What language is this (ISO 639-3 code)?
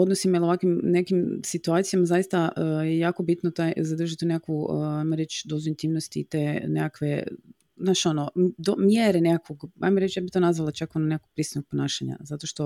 hrv